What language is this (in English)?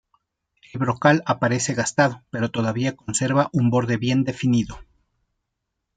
Spanish